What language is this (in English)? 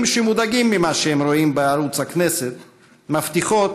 Hebrew